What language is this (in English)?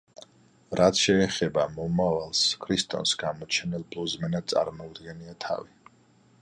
Georgian